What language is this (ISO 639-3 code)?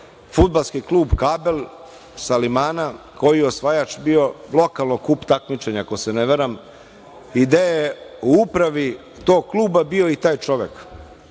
srp